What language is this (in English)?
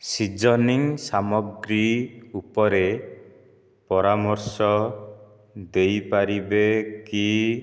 Odia